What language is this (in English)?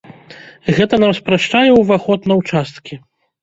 Belarusian